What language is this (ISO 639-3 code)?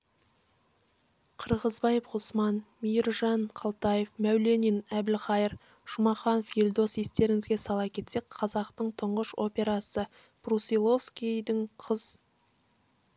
kaz